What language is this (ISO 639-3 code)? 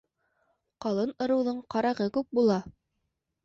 bak